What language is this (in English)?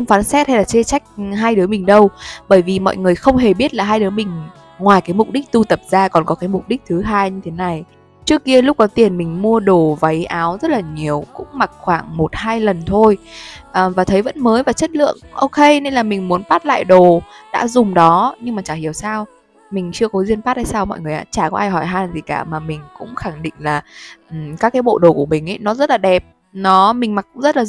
Vietnamese